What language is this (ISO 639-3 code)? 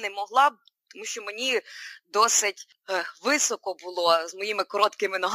ukr